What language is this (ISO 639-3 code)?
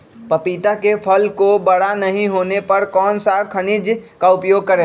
mag